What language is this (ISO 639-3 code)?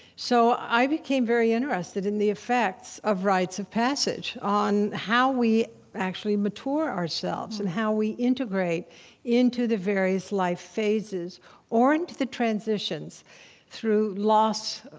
eng